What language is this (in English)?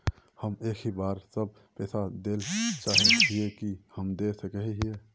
Magahi